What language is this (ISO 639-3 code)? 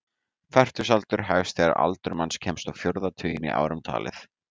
isl